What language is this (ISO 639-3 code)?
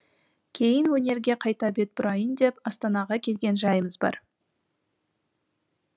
kaz